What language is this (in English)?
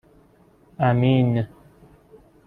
Persian